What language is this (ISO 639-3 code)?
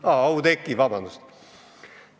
est